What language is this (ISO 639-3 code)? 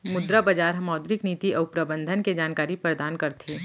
hne